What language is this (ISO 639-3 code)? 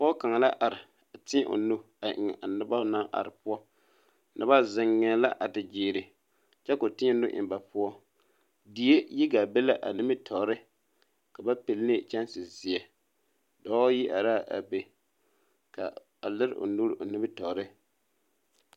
dga